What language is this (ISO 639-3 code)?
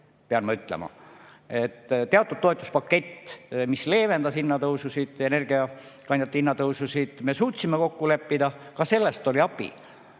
est